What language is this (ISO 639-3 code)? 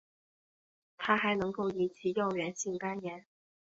zho